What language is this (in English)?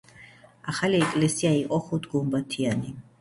Georgian